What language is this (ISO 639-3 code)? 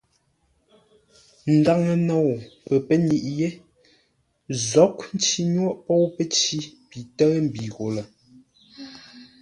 nla